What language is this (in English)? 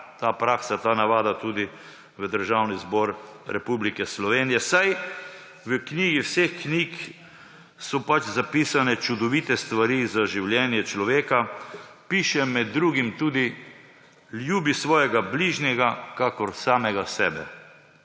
Slovenian